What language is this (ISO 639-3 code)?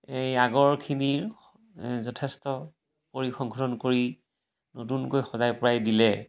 asm